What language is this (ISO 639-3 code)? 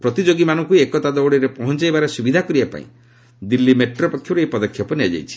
ori